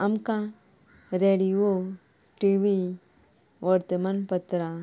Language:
Konkani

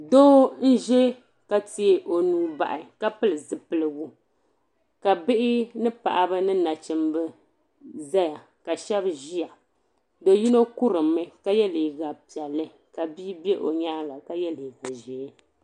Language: Dagbani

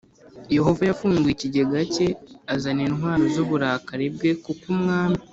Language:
Kinyarwanda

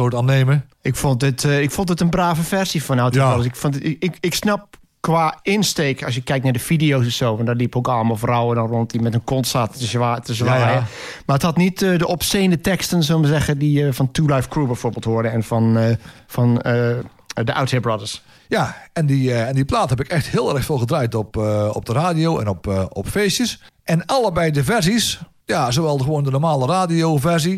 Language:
Dutch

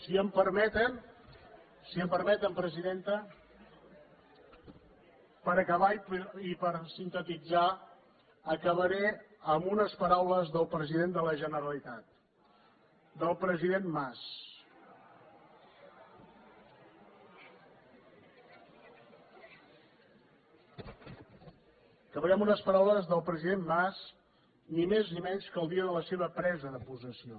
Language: Catalan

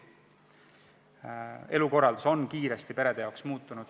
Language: Estonian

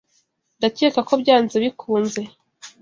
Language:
Kinyarwanda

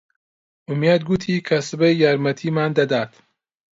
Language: Central Kurdish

